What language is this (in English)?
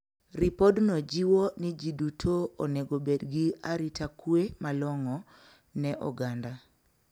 Luo (Kenya and Tanzania)